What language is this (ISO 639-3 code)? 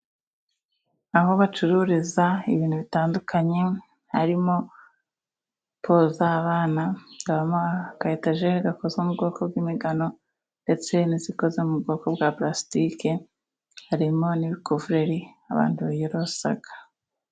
kin